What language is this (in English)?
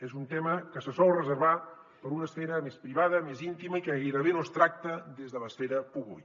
Catalan